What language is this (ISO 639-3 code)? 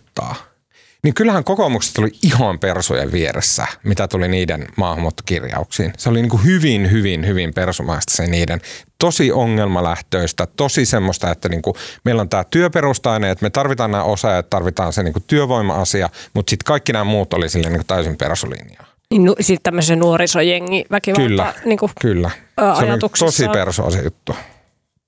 fin